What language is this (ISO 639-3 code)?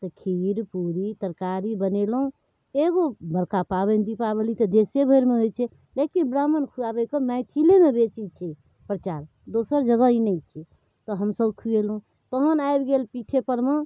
mai